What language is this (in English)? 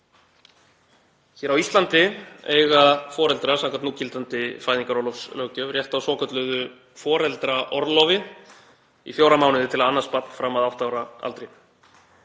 Icelandic